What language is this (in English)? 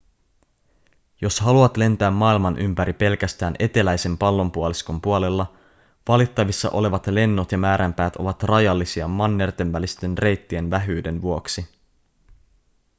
Finnish